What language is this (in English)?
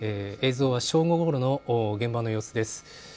Japanese